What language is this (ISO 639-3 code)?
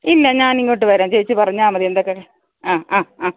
mal